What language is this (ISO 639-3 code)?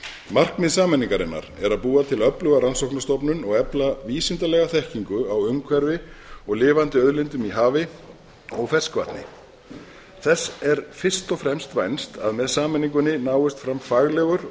isl